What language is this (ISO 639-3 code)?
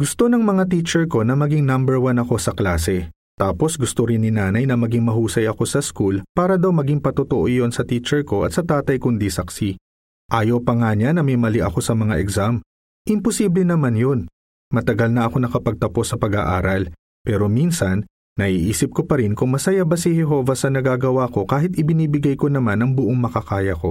fil